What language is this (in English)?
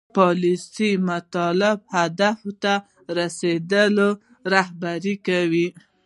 Pashto